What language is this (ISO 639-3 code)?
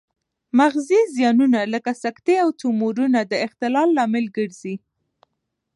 pus